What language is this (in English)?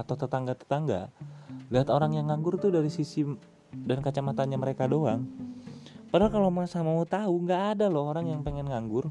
Indonesian